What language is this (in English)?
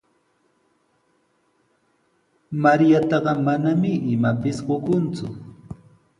Sihuas Ancash Quechua